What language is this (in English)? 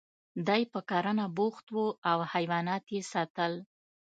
Pashto